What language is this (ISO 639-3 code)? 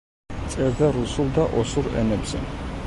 kat